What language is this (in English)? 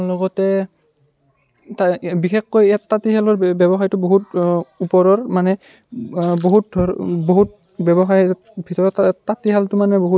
Assamese